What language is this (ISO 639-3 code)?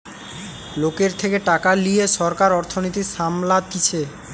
ben